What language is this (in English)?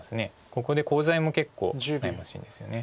Japanese